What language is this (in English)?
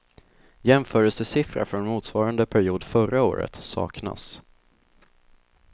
Swedish